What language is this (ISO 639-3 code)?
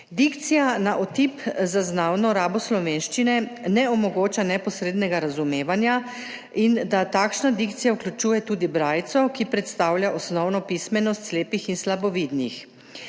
slv